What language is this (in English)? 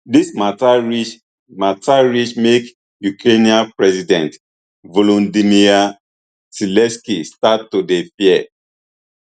Nigerian Pidgin